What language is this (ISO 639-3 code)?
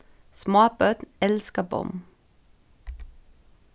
fao